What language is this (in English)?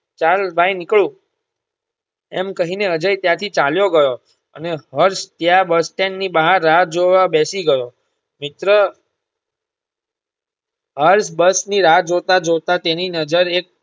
Gujarati